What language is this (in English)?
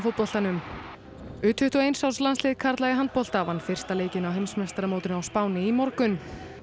Icelandic